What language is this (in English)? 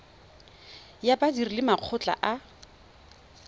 Tswana